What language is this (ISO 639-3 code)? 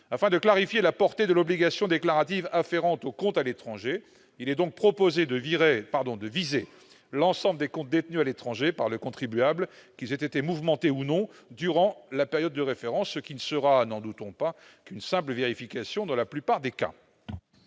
fra